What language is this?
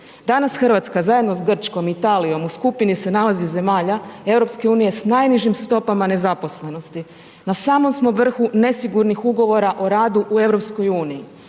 Croatian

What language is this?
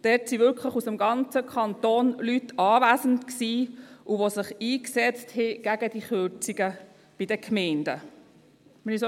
Swiss German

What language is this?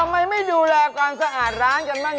Thai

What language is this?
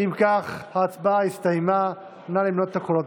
Hebrew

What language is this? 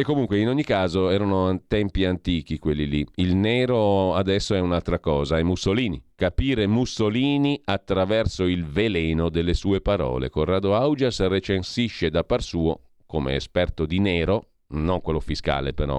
Italian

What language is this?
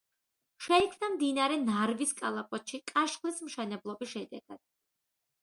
Georgian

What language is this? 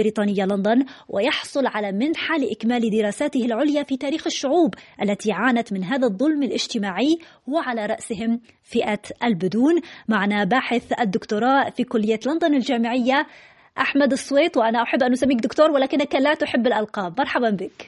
Arabic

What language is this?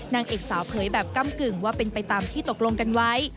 Thai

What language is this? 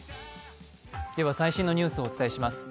Japanese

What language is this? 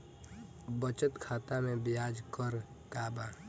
Bhojpuri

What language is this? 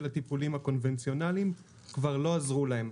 Hebrew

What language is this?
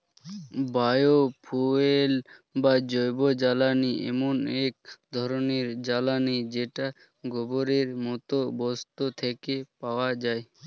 Bangla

